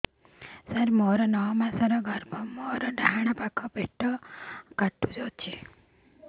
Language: Odia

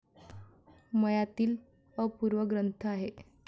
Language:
Marathi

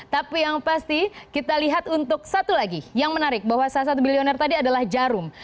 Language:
Indonesian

